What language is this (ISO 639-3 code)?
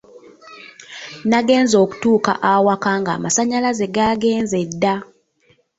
lug